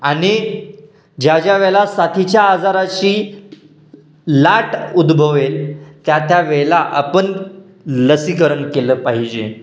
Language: Marathi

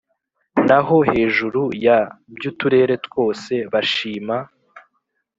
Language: Kinyarwanda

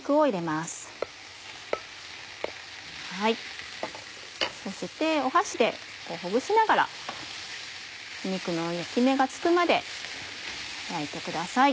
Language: Japanese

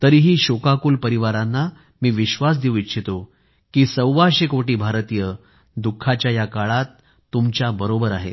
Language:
Marathi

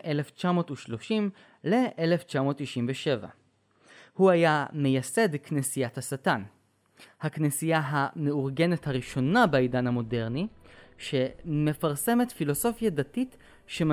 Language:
Hebrew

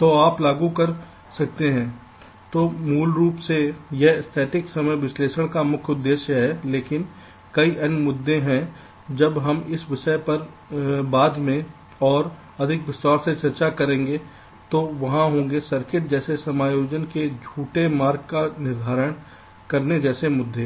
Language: Hindi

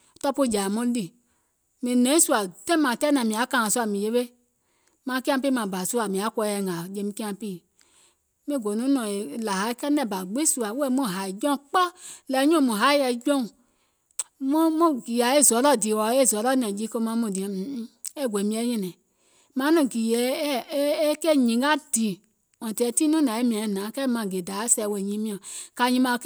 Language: Gola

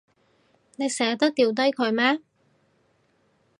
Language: Cantonese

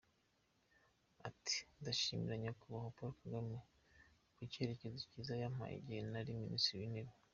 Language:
Kinyarwanda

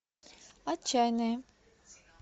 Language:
Russian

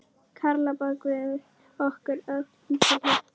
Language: Icelandic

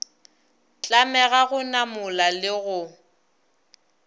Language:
Northern Sotho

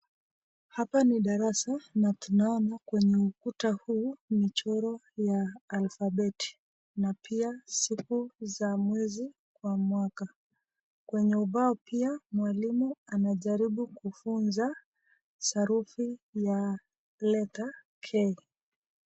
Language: Swahili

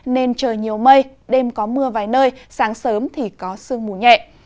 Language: Vietnamese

